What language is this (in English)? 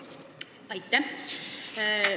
Estonian